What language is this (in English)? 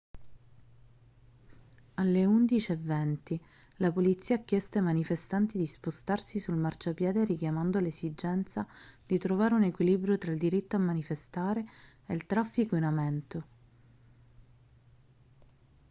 Italian